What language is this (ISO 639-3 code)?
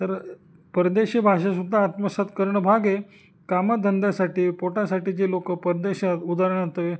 mar